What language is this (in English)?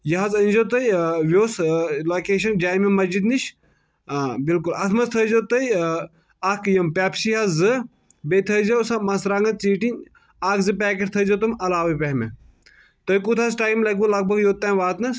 Kashmiri